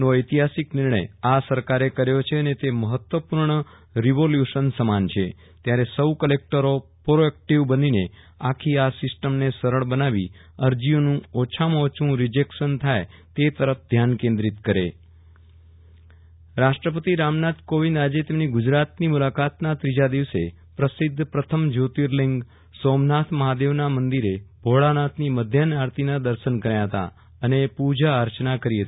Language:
Gujarati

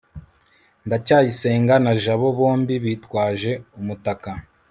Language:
Kinyarwanda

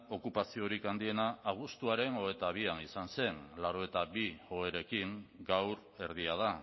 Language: Basque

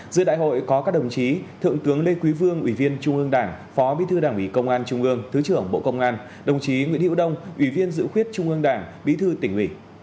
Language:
Vietnamese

